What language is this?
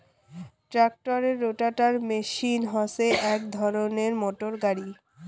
Bangla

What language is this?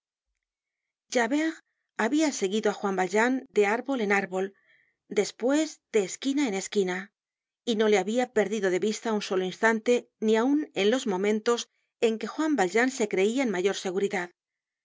Spanish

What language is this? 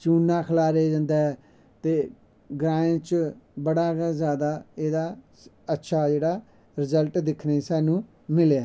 Dogri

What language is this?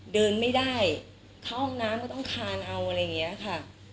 Thai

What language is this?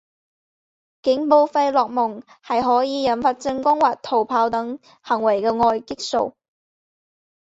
Chinese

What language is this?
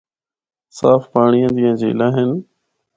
Northern Hindko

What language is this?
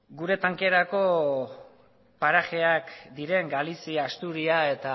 Basque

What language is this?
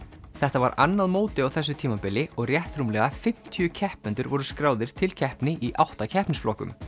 Icelandic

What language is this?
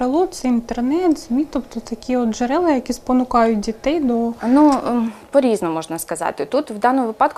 Ukrainian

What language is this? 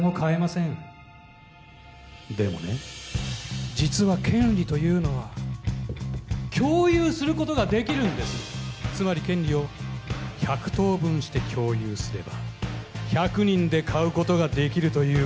Japanese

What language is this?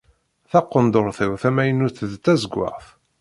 Kabyle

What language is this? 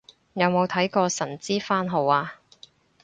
Cantonese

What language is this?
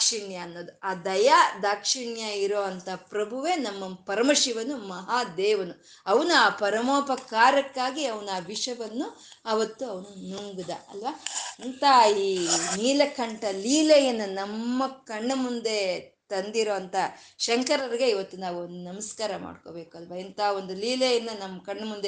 Kannada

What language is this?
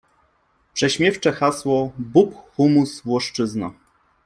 Polish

